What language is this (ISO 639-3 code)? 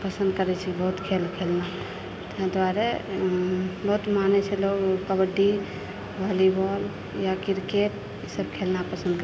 mai